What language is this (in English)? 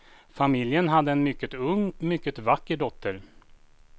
Swedish